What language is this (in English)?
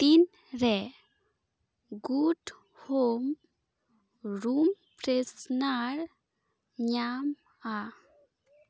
Santali